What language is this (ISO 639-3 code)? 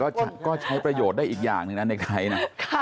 tha